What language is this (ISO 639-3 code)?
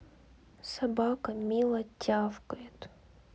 rus